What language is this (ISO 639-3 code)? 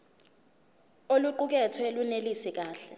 zul